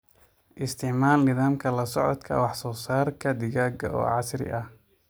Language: Somali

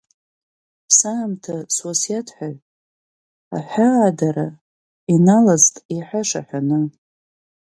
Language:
Abkhazian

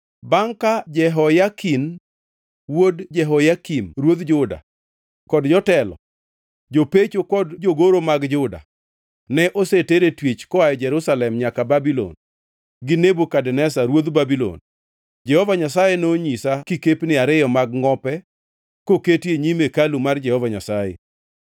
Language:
Luo (Kenya and Tanzania)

